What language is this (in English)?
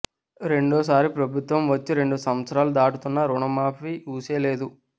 Telugu